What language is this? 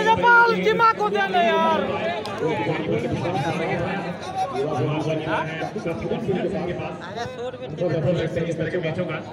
Indonesian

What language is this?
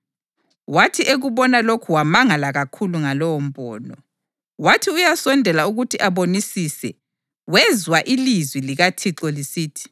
North Ndebele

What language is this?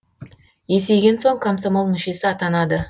Kazakh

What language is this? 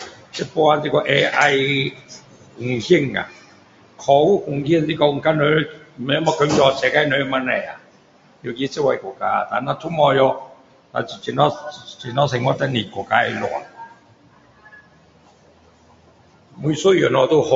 Min Dong Chinese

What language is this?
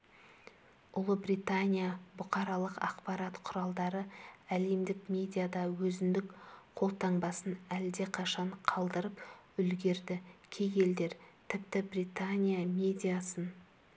Kazakh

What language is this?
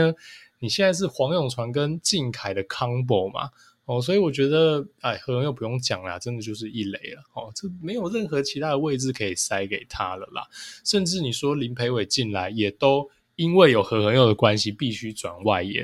Chinese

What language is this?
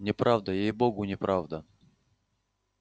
Russian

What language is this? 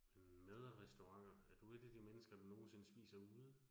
Danish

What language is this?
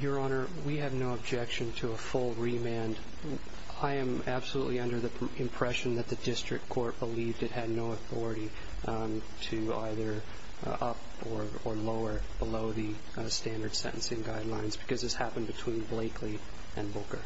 English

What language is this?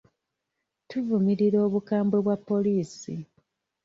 Ganda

